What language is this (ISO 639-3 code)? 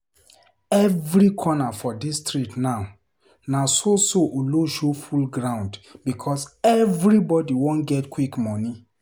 pcm